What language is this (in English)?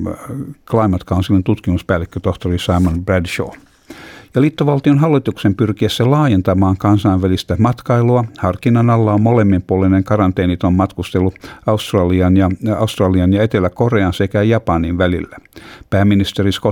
Finnish